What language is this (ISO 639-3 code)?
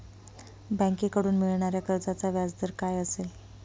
mar